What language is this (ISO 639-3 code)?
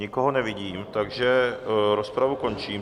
ces